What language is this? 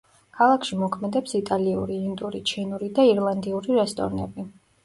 Georgian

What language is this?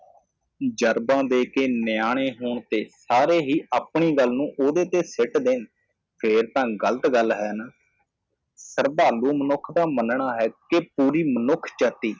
Punjabi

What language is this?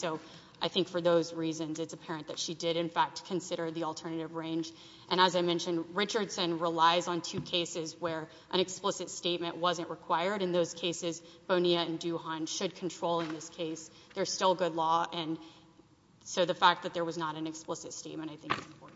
English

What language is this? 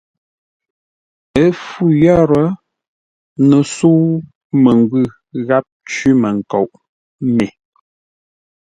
Ngombale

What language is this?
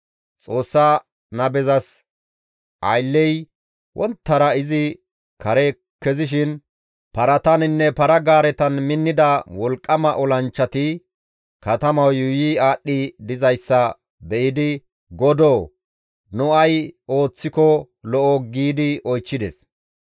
Gamo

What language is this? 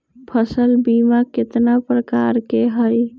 Magahi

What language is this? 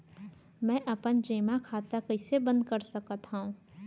Chhattisgarhi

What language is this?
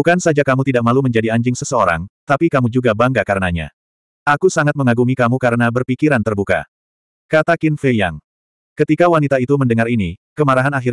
Indonesian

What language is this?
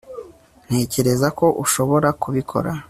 Kinyarwanda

